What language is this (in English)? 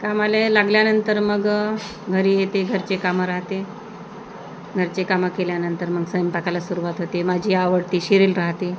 Marathi